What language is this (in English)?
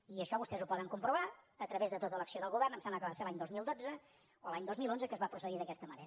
Catalan